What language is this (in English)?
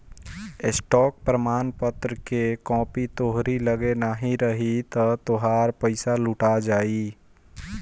Bhojpuri